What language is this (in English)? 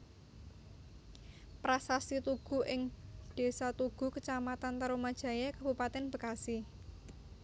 Javanese